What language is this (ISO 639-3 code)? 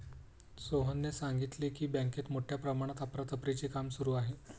mar